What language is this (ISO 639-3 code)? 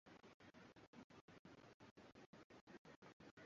swa